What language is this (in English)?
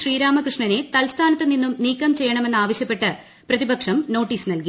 Malayalam